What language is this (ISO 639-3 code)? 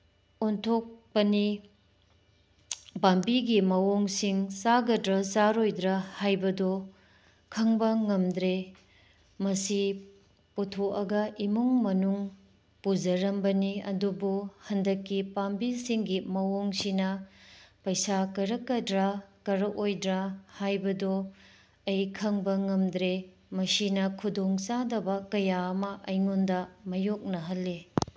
mni